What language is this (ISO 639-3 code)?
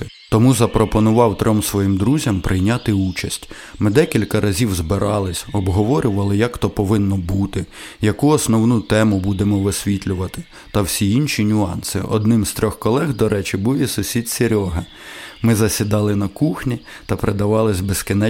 ukr